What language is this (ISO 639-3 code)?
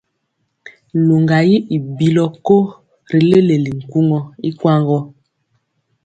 mcx